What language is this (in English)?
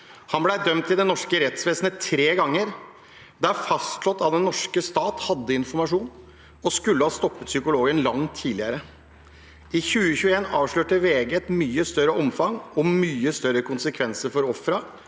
Norwegian